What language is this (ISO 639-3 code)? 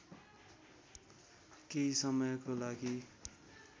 nep